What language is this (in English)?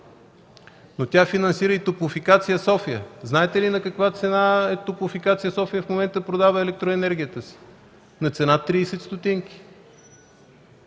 Bulgarian